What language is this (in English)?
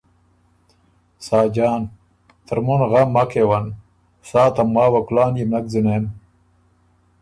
Ormuri